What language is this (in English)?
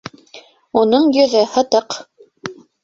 Bashkir